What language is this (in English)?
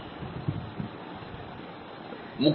Bangla